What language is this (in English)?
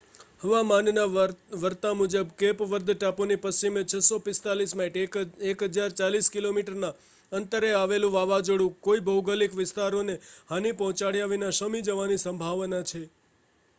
Gujarati